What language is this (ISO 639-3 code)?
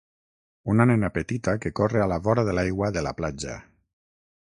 cat